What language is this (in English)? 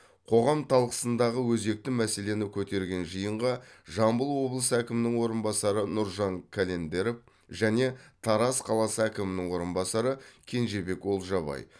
Kazakh